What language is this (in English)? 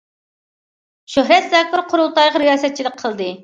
Uyghur